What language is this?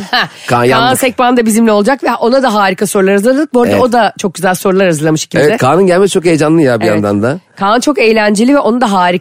Turkish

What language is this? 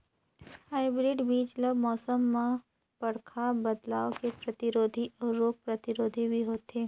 Chhattisgarhi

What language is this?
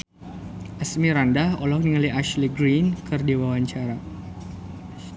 Sundanese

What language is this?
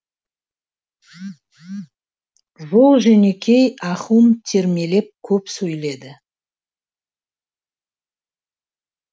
Kazakh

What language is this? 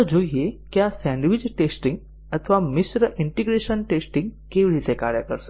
Gujarati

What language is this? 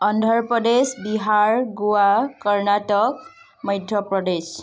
Assamese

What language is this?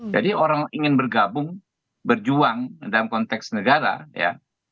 Indonesian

